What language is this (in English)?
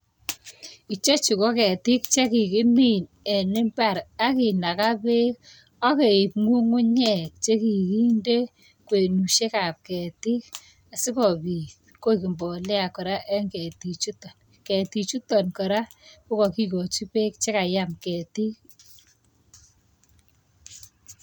Kalenjin